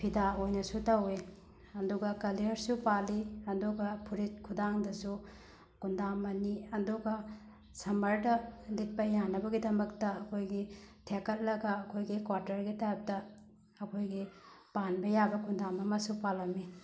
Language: Manipuri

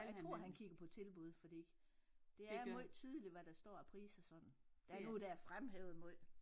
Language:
Danish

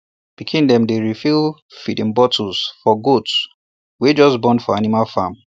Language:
Nigerian Pidgin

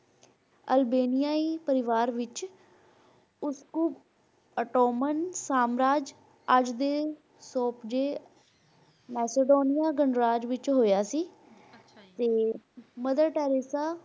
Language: Punjabi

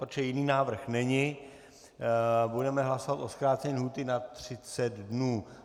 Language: Czech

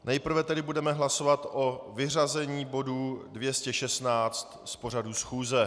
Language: Czech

